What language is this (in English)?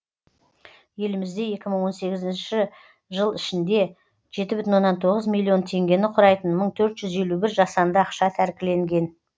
Kazakh